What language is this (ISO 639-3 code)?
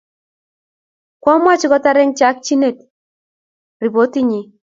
kln